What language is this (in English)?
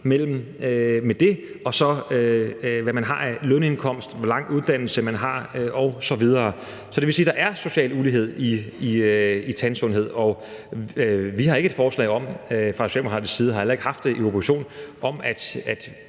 Danish